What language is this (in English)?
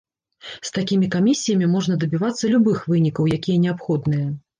Belarusian